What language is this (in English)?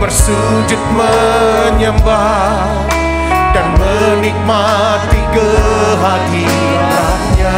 Indonesian